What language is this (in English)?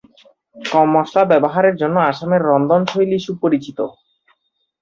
Bangla